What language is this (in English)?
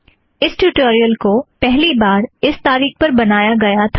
Hindi